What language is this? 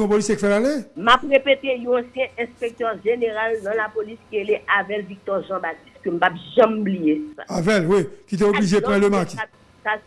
French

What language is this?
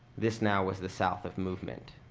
English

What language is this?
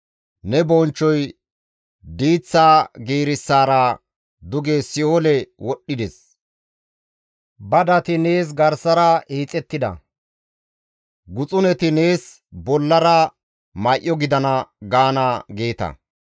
Gamo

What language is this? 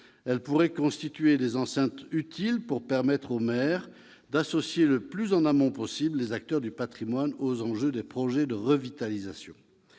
French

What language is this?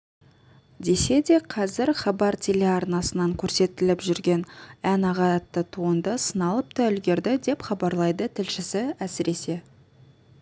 Kazakh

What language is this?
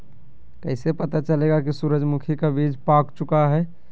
Magahi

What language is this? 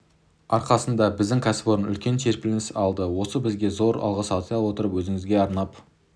Kazakh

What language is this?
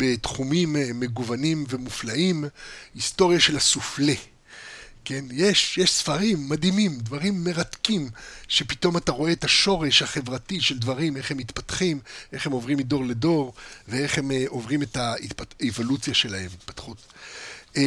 Hebrew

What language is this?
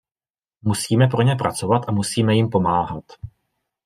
Czech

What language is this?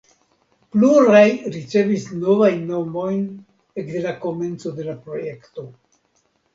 Esperanto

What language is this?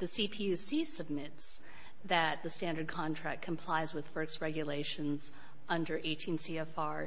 English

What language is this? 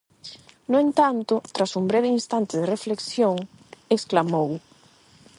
Galician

